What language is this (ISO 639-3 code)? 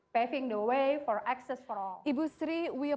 ind